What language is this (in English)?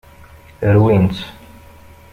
Kabyle